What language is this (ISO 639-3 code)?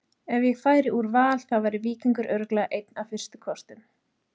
isl